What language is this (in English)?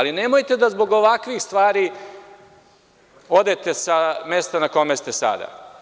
Serbian